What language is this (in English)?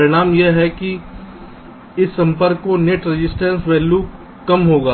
Hindi